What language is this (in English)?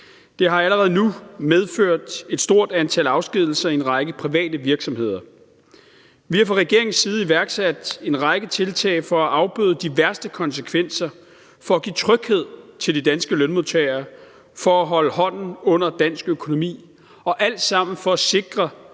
Danish